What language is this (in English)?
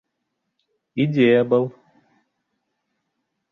Bashkir